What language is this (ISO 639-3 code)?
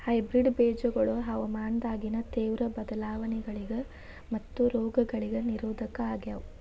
kan